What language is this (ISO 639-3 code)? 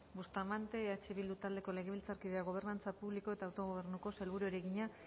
eus